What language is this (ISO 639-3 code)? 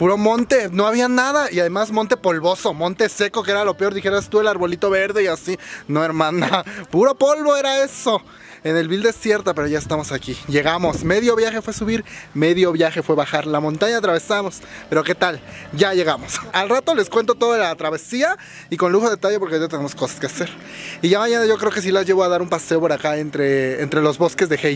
spa